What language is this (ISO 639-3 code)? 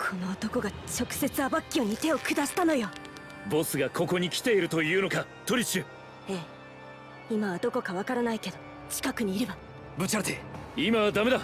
jpn